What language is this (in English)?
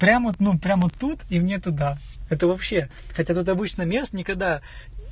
Russian